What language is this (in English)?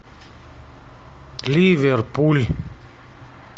Russian